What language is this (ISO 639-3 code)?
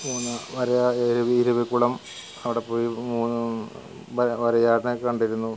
mal